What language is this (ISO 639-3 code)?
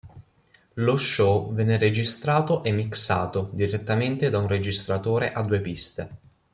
ita